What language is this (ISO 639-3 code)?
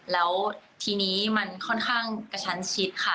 tha